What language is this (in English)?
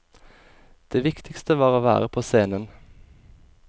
Norwegian